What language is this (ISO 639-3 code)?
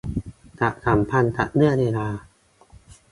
tha